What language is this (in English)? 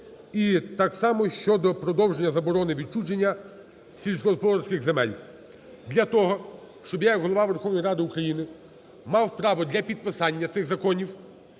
Ukrainian